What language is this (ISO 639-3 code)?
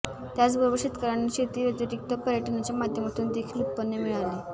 mar